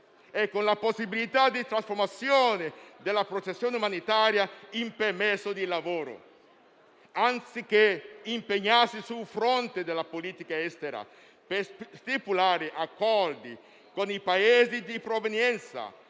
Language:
Italian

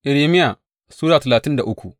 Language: Hausa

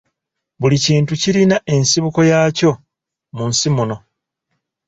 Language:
Ganda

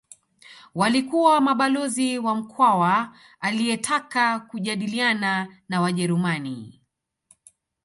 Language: Swahili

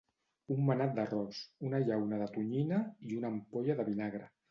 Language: Catalan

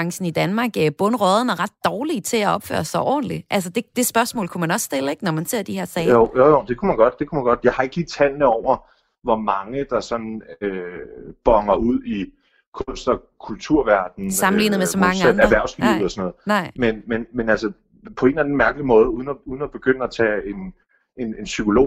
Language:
Danish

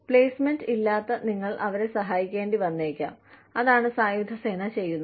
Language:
Malayalam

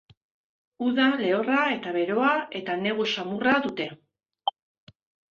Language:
Basque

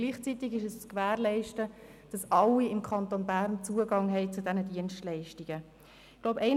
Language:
Swiss German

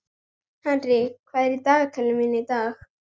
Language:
Icelandic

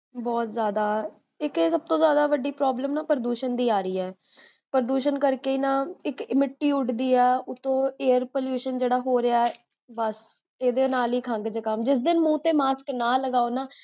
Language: Punjabi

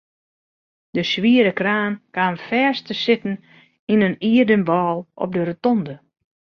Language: Western Frisian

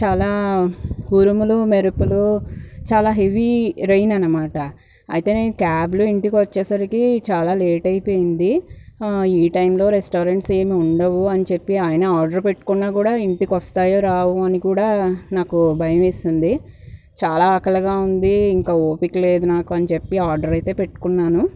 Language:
Telugu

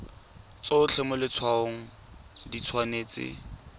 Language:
Tswana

